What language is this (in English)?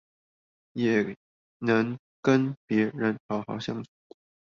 Chinese